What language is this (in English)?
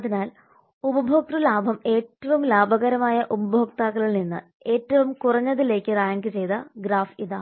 Malayalam